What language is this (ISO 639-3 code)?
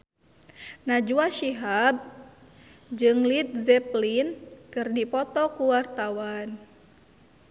sun